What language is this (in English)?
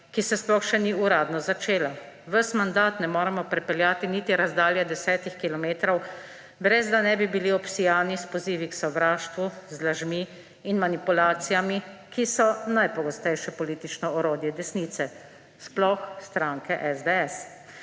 Slovenian